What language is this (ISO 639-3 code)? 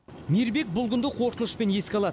kaz